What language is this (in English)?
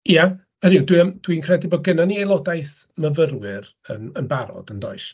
Welsh